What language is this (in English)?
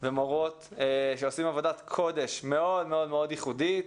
Hebrew